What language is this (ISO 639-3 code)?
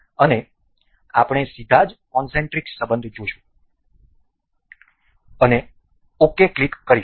guj